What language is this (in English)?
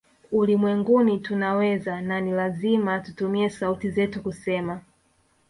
Swahili